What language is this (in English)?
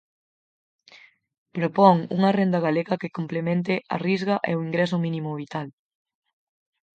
Galician